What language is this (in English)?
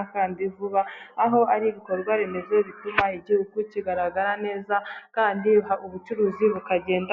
Kinyarwanda